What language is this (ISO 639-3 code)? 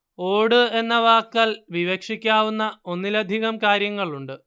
mal